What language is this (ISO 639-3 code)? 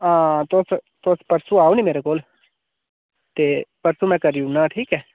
doi